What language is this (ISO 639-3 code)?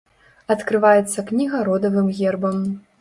bel